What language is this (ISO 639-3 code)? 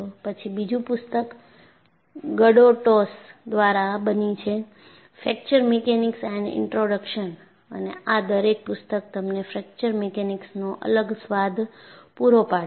guj